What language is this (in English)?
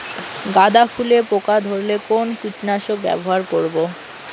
Bangla